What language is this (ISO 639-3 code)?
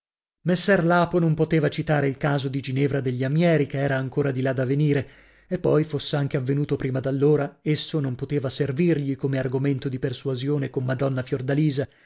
ita